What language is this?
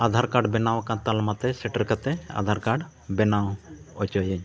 Santali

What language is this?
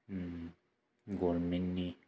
Bodo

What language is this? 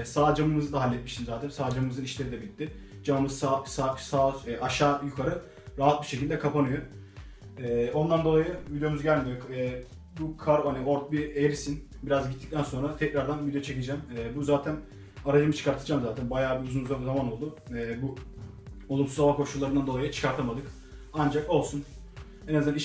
Turkish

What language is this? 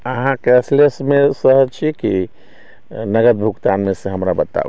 Maithili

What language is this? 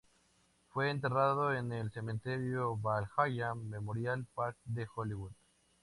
Spanish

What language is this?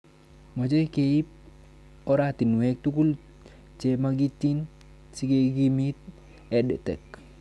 Kalenjin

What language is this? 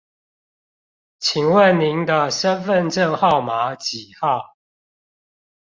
Chinese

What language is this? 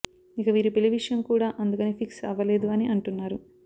Telugu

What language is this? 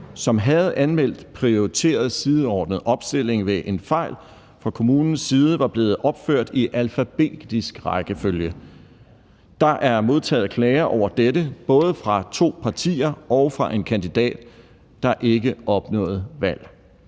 Danish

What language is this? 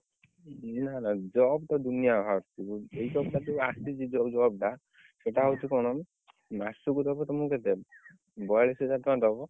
Odia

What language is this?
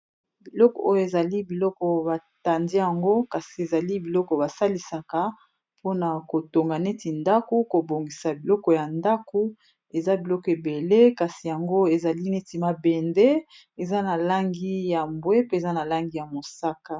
Lingala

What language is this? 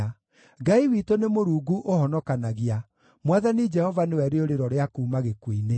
Kikuyu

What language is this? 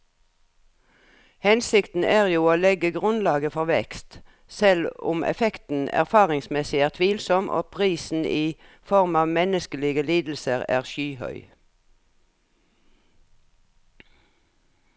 Norwegian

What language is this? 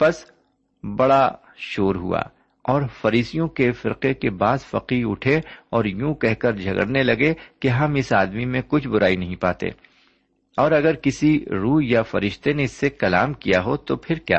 Urdu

